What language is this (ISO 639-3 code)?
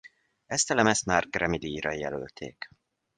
hun